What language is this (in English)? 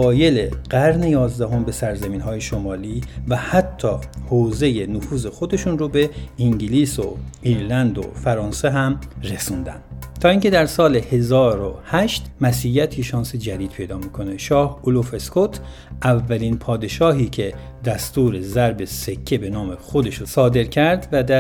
Persian